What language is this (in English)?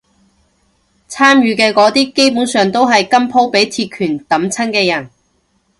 Cantonese